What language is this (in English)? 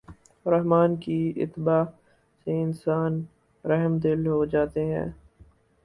Urdu